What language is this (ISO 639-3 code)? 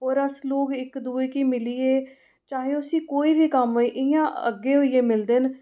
doi